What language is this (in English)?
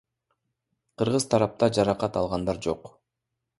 Kyrgyz